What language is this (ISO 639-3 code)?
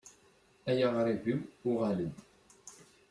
kab